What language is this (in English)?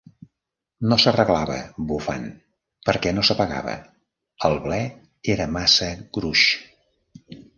Catalan